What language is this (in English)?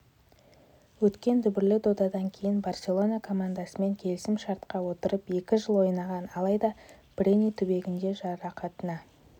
Kazakh